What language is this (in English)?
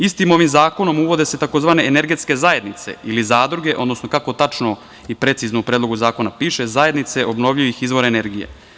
Serbian